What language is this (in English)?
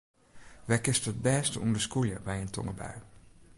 Western Frisian